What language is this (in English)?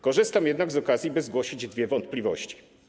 Polish